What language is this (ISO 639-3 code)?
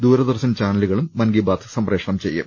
mal